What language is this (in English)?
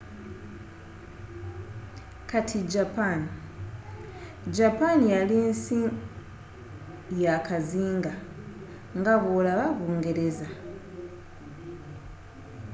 Ganda